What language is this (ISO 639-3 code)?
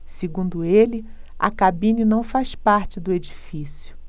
por